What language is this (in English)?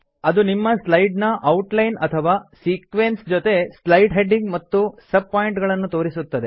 Kannada